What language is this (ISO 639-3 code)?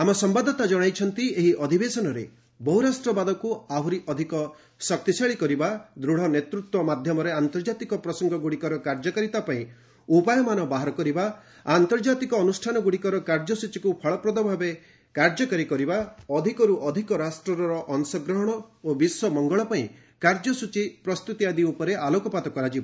ori